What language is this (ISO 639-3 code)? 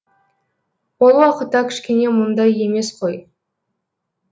kaz